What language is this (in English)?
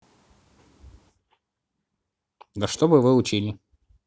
Russian